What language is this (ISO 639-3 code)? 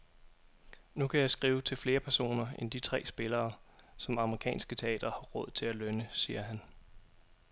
dan